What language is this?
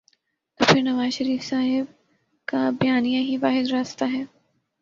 Urdu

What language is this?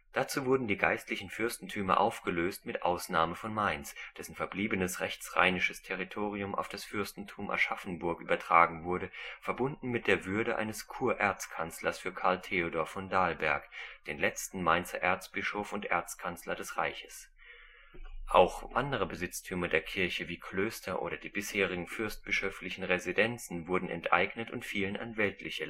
German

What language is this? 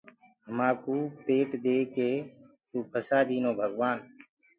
Gurgula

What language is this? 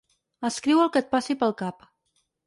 Catalan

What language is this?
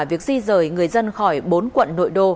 Vietnamese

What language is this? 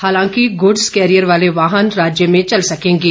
Hindi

